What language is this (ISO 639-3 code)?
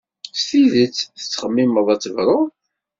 kab